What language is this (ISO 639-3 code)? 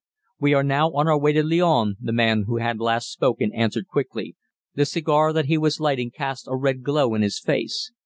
eng